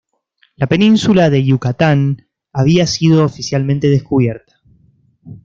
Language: Spanish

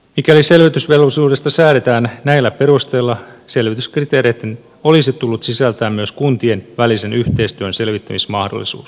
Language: Finnish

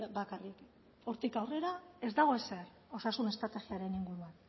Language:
Basque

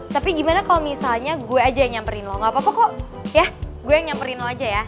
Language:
Indonesian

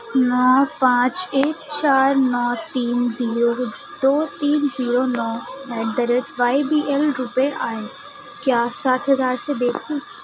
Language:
Urdu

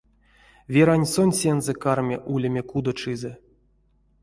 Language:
Erzya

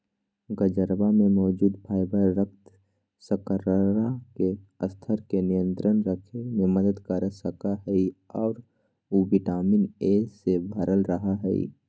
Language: Magahi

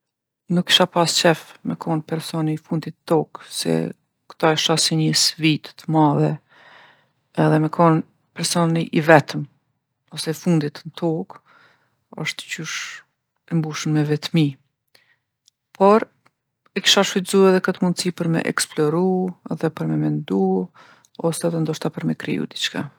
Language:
Gheg Albanian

